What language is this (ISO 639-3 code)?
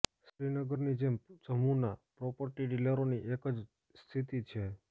guj